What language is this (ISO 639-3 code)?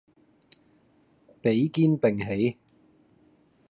yue